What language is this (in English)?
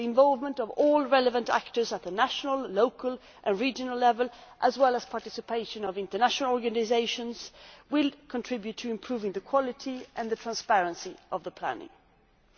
English